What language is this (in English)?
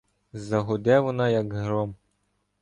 Ukrainian